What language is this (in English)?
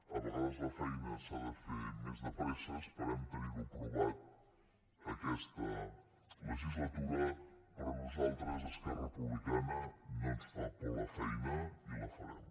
Catalan